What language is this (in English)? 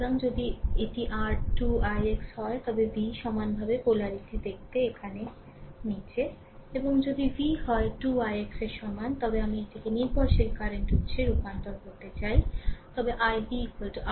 Bangla